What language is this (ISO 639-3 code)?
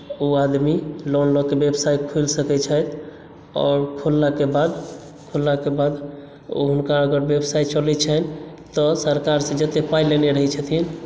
mai